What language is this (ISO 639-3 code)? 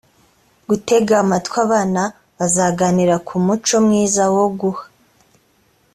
kin